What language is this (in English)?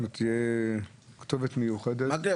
Hebrew